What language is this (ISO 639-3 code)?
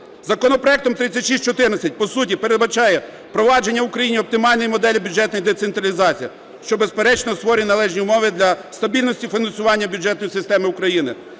ukr